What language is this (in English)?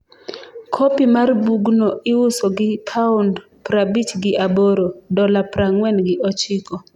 Luo (Kenya and Tanzania)